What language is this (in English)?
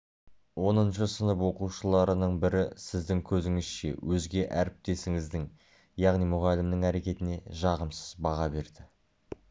Kazakh